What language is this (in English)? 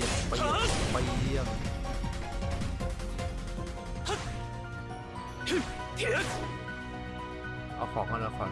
Thai